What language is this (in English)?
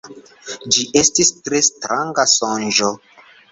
Esperanto